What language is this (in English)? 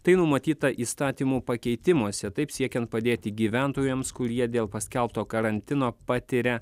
Lithuanian